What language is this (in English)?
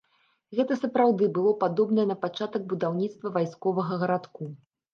Belarusian